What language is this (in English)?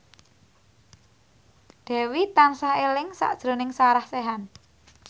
Javanese